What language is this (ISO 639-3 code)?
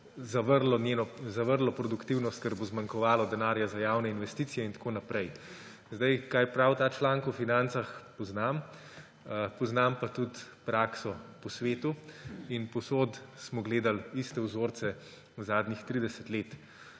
slv